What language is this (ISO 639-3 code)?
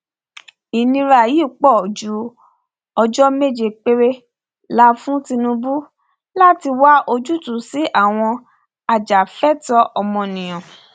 yor